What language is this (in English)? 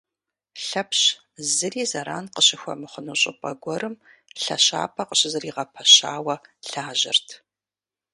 Kabardian